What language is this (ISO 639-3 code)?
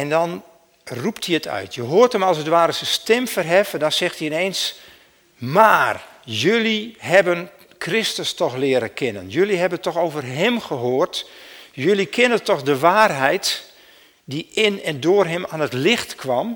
nld